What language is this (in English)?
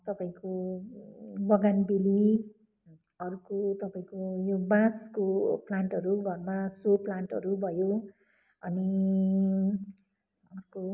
Nepali